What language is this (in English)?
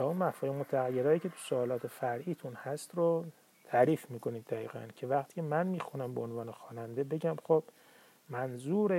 Persian